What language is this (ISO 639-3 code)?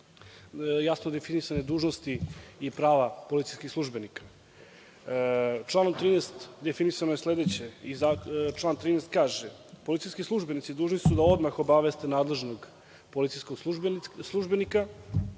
srp